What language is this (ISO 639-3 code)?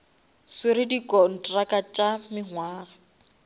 nso